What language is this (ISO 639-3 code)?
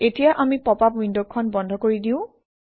asm